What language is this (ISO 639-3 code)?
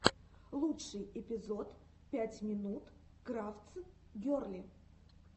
rus